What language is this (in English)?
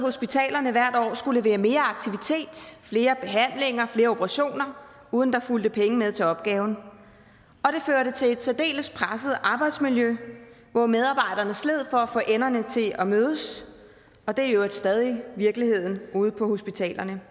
Danish